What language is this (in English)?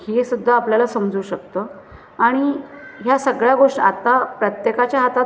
Marathi